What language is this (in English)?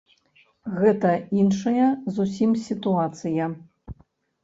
Belarusian